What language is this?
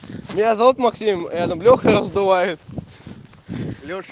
Russian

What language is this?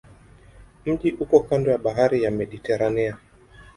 Swahili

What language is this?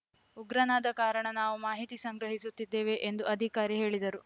Kannada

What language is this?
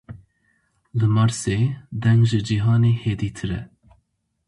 Kurdish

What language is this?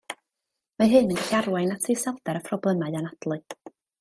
Welsh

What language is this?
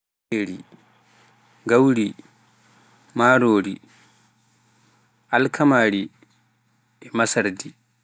Pular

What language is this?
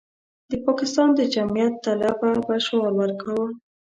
Pashto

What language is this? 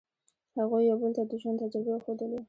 Pashto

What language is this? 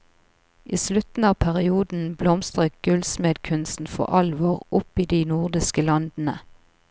Norwegian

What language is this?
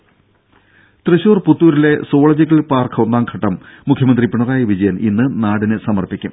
Malayalam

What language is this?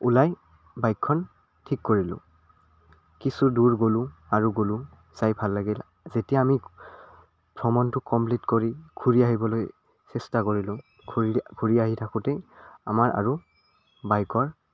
Assamese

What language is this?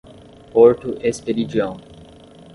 Portuguese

